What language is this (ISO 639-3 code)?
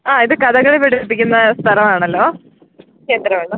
mal